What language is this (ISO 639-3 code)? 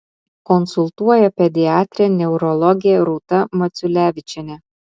lit